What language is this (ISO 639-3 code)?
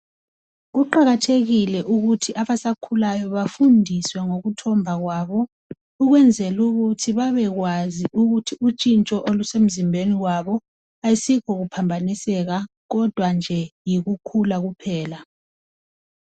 nde